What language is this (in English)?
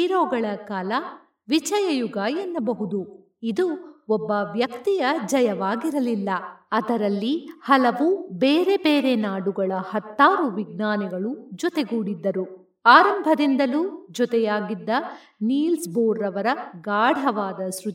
Kannada